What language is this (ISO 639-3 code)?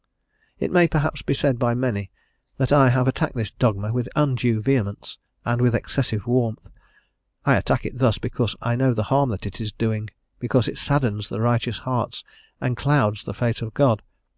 eng